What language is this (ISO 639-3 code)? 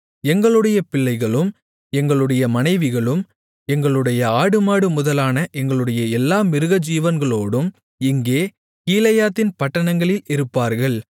tam